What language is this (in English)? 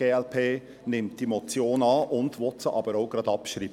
Swiss German